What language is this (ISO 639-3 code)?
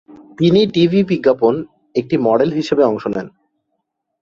ben